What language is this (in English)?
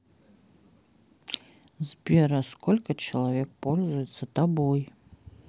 Russian